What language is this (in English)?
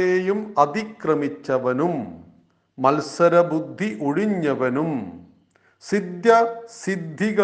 Malayalam